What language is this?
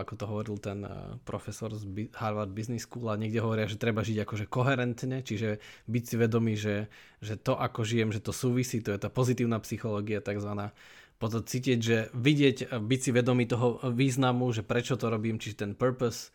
Slovak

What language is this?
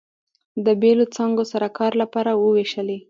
Pashto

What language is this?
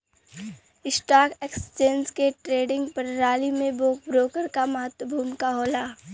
Bhojpuri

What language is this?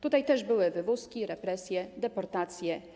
Polish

